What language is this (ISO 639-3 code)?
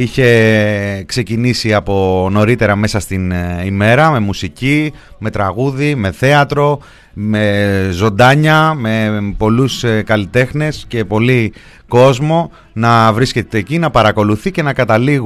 ell